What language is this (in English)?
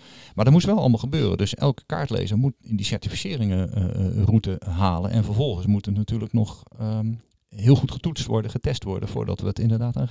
Dutch